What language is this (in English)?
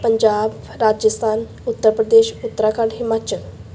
Punjabi